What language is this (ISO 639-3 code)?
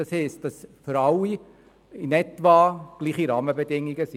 gsw